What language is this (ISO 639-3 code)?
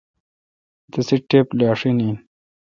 xka